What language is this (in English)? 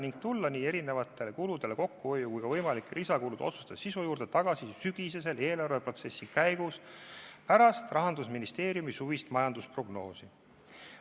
Estonian